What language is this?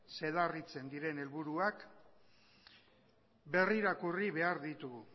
Basque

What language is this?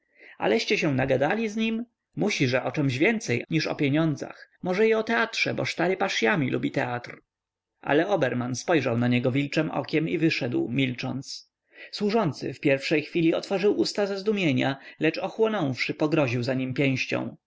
Polish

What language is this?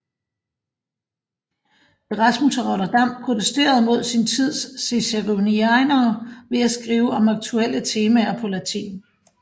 Danish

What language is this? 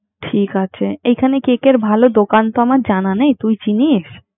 Bangla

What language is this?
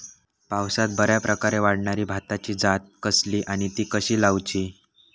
Marathi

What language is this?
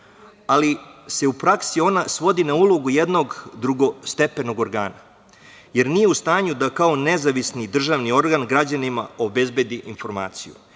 Serbian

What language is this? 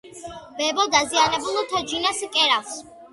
Georgian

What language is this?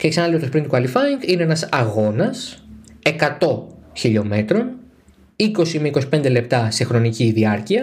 Greek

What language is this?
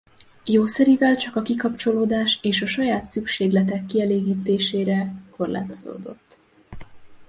Hungarian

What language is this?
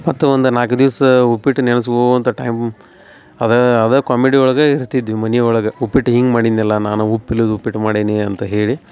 Kannada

